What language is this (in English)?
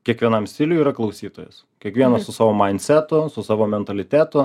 Lithuanian